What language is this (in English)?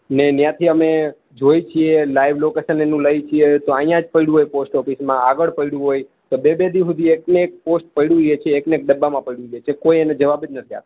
Gujarati